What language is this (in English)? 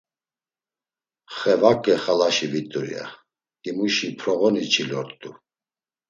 Laz